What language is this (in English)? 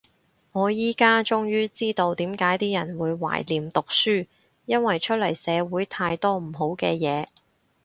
Cantonese